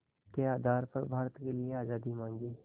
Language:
Hindi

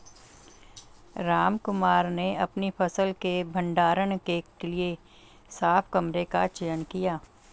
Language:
Hindi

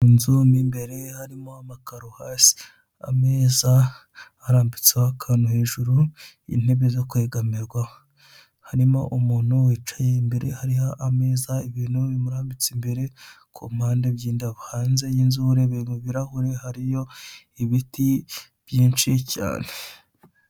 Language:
Kinyarwanda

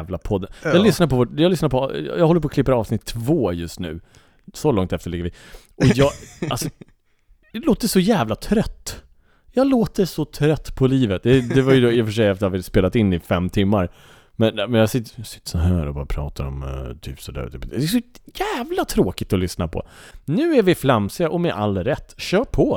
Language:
Swedish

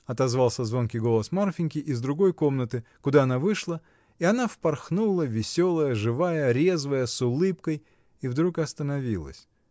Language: Russian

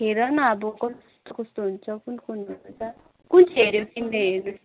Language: Nepali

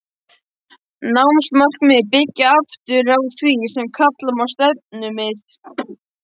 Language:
Icelandic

